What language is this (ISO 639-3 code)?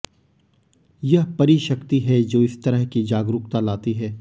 hin